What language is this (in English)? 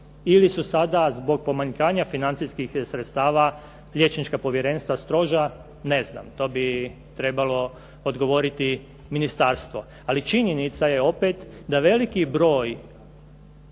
Croatian